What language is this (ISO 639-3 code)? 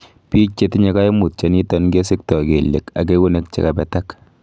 kln